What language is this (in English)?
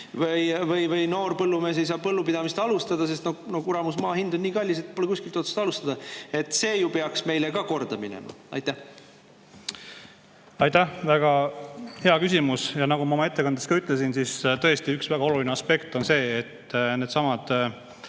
Estonian